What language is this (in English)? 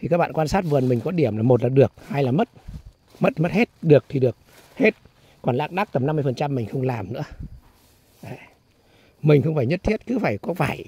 Vietnamese